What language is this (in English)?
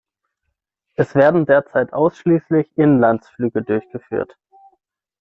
German